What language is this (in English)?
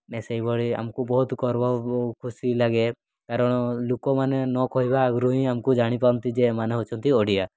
Odia